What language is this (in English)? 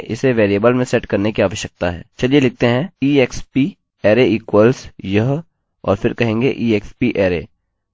Hindi